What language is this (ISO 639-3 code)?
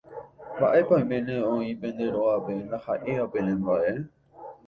grn